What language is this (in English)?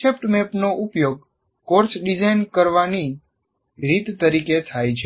Gujarati